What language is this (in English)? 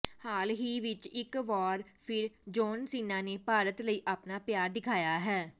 Punjabi